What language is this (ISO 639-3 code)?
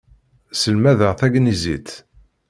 kab